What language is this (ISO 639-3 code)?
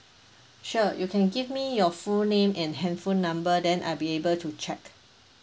eng